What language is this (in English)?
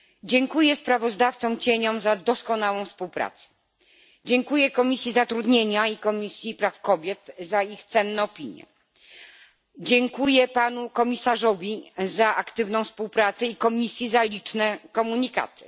Polish